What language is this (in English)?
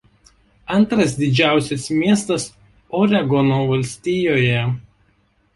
Lithuanian